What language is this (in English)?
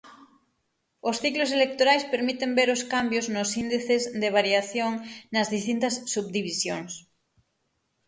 Galician